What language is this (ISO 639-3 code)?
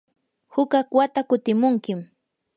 qur